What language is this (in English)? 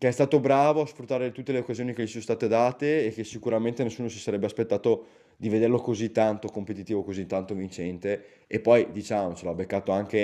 Italian